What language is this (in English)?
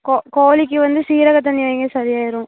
Tamil